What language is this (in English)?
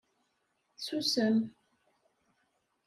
Kabyle